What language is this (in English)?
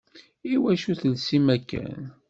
Kabyle